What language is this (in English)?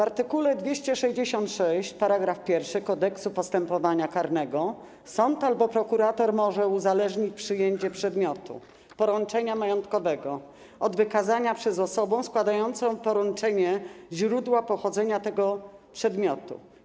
Polish